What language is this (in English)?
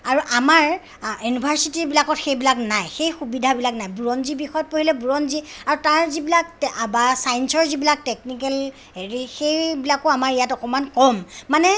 Assamese